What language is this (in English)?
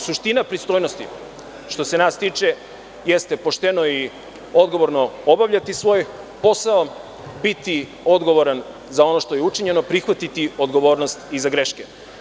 Serbian